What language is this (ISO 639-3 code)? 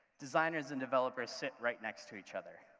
eng